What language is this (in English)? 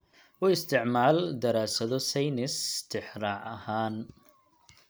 Somali